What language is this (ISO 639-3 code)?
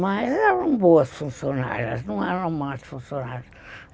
por